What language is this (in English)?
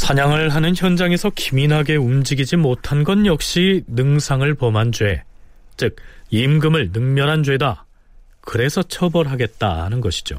Korean